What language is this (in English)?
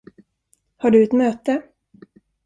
Swedish